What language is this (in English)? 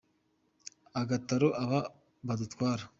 Kinyarwanda